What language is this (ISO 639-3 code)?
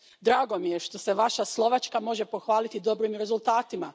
hrv